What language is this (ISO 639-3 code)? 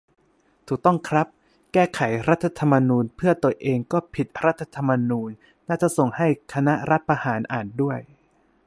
tha